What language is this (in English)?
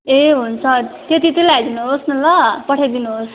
Nepali